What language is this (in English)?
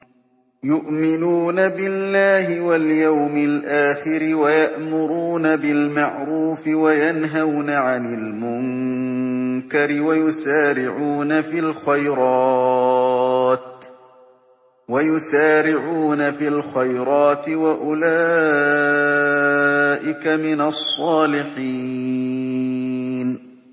Arabic